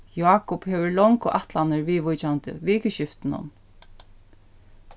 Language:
Faroese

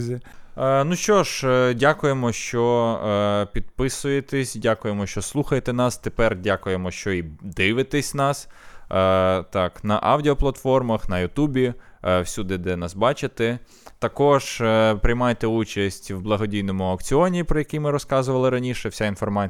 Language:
Ukrainian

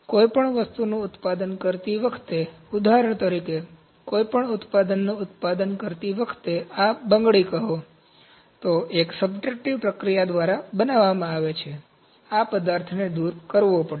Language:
Gujarati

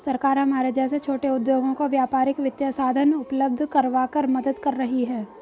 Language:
Hindi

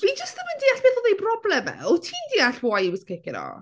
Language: Welsh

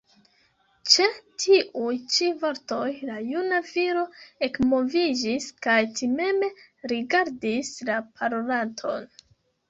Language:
Esperanto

